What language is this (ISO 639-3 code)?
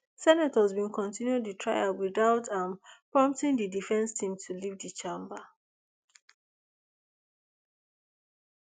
pcm